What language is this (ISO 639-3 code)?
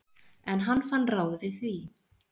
isl